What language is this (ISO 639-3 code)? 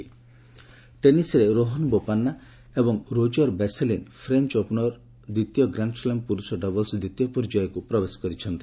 ori